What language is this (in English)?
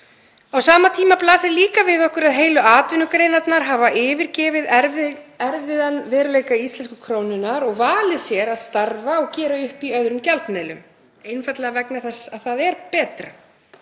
Icelandic